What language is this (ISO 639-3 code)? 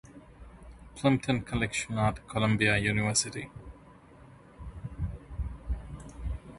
eng